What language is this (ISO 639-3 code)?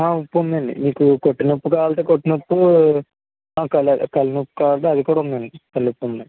tel